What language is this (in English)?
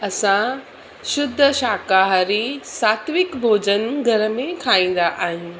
Sindhi